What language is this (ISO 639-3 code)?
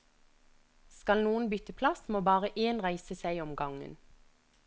nor